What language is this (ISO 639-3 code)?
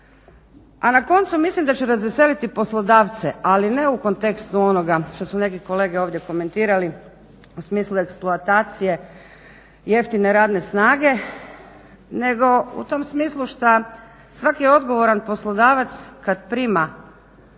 hrv